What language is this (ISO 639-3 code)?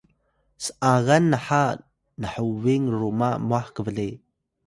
tay